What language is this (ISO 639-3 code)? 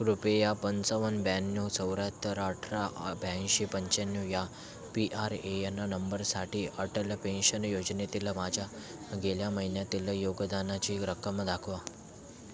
mar